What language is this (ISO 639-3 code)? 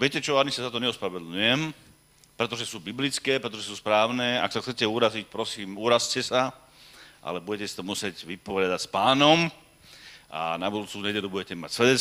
slk